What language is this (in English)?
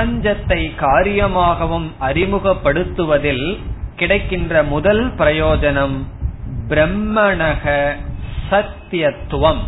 Tamil